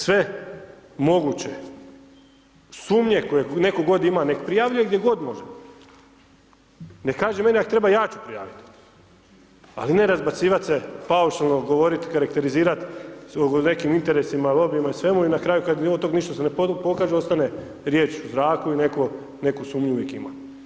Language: Croatian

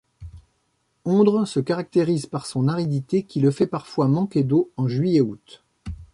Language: French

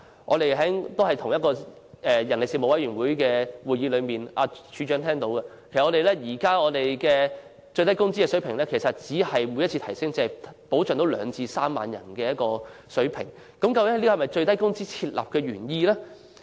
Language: Cantonese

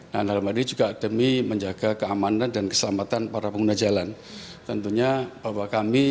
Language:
Indonesian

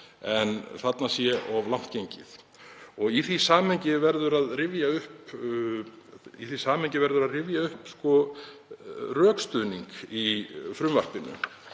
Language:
Icelandic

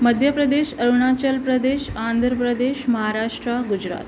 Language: Sindhi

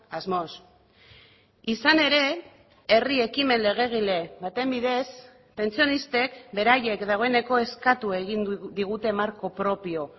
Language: Basque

